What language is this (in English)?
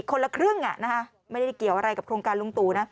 Thai